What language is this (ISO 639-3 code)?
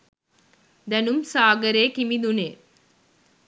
sin